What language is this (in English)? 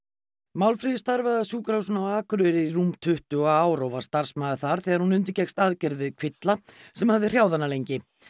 Icelandic